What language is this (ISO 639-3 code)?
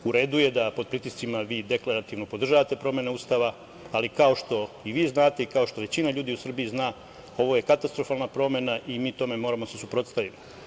srp